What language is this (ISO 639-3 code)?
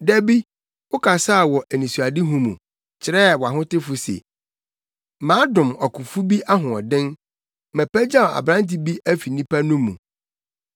aka